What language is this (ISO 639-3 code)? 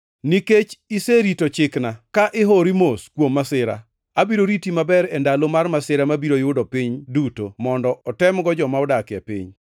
luo